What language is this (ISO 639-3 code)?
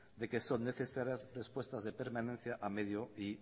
spa